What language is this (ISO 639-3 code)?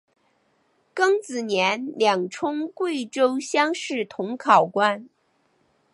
zho